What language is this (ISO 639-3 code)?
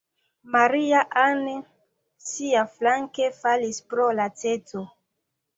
epo